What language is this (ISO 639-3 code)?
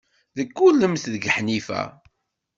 kab